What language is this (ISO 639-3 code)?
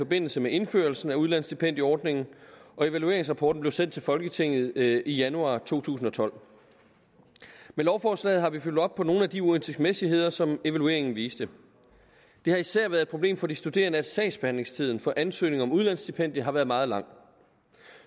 dan